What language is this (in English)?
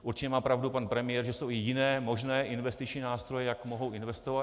Czech